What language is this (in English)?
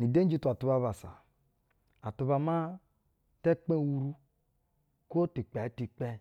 Basa (Nigeria)